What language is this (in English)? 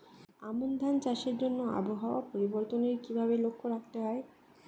Bangla